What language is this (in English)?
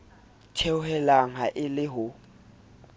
Southern Sotho